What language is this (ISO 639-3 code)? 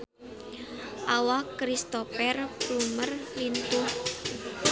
sun